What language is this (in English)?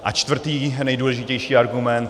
Czech